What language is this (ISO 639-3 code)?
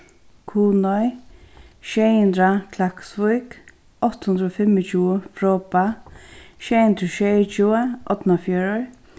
fao